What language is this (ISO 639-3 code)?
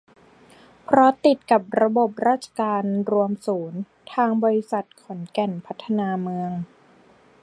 tha